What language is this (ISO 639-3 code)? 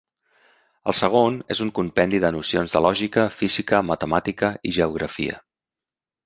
cat